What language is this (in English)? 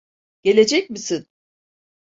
Turkish